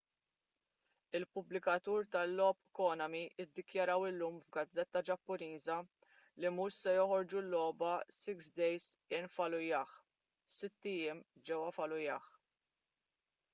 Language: Maltese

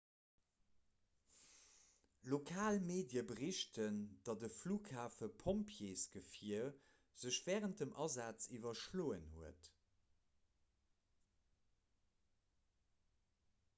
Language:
Luxembourgish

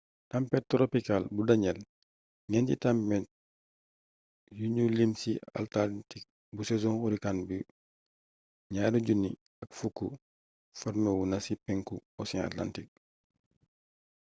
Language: Wolof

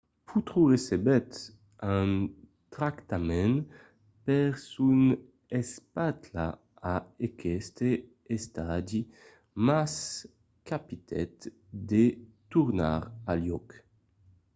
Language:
Occitan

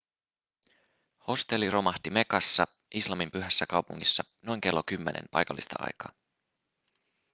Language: Finnish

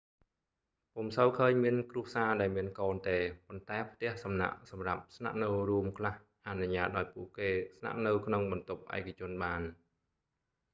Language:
Khmer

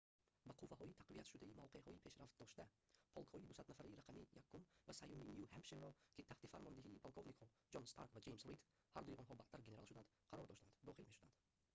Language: Tajik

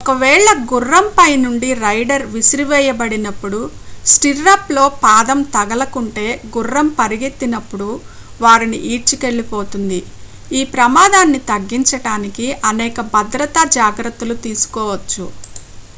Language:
Telugu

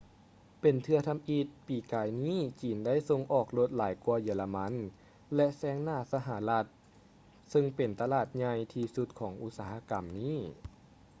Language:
Lao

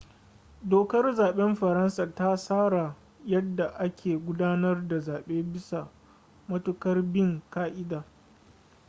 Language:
Hausa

